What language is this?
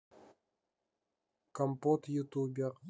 Russian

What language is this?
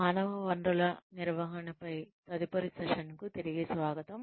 Telugu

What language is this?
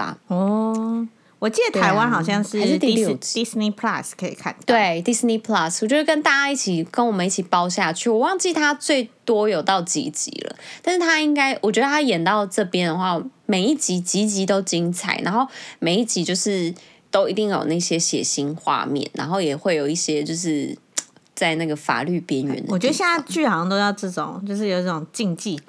Chinese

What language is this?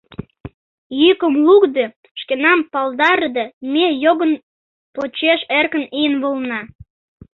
Mari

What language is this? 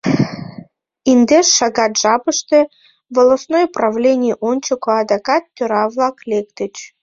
Mari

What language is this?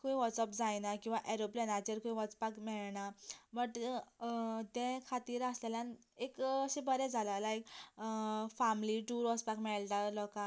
Konkani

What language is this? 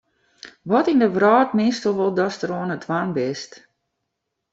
Western Frisian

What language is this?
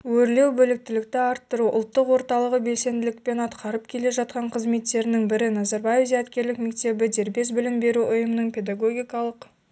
Kazakh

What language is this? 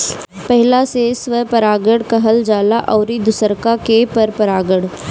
Bhojpuri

